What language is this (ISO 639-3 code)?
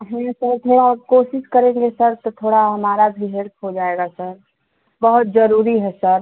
hin